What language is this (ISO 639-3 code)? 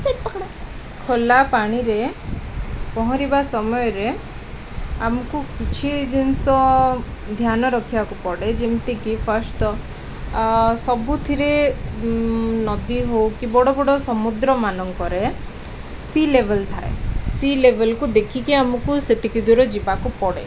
ori